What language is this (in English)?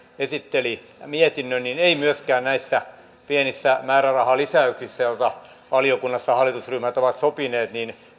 Finnish